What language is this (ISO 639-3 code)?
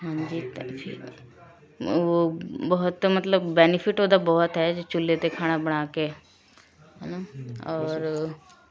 pan